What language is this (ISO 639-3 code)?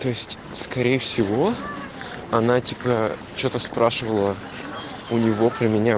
rus